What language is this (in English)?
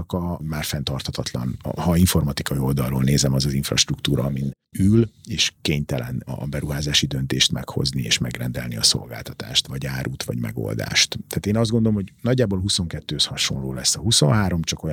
Hungarian